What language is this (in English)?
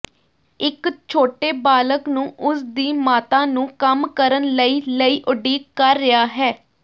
Punjabi